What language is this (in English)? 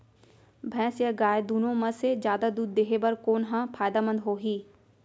Chhattisgarhi